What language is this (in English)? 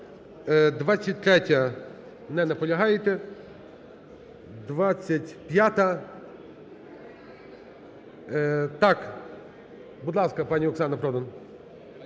Ukrainian